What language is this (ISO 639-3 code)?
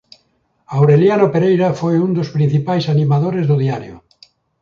glg